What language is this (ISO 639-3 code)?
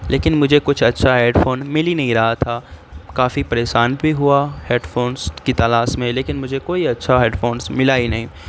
urd